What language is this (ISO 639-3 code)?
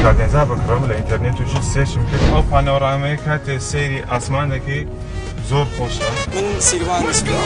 fas